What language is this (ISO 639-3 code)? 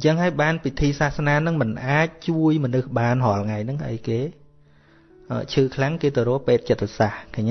vie